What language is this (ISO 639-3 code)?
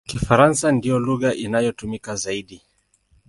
swa